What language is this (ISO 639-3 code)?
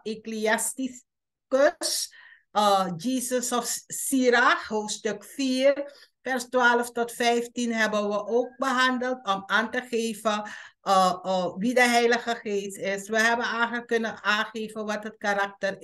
nld